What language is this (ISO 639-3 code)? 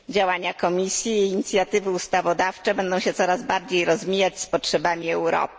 pol